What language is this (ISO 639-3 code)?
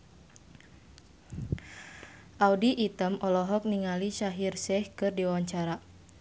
sun